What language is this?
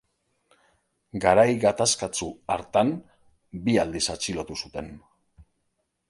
Basque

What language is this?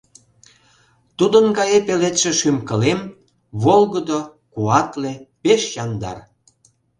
Mari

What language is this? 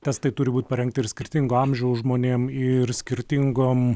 Lithuanian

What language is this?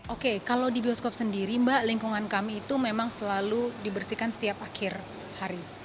Indonesian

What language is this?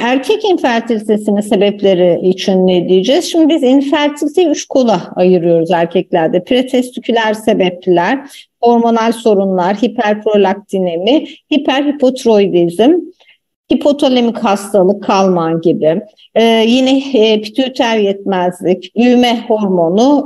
Turkish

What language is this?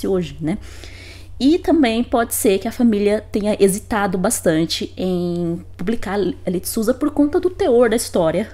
Portuguese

